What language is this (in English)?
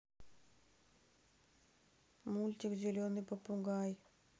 Russian